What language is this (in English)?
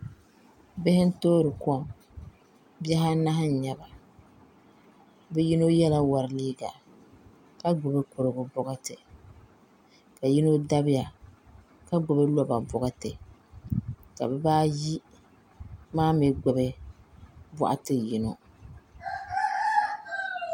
Dagbani